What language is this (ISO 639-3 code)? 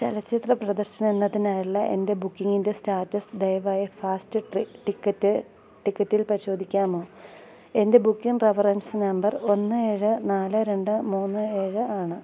mal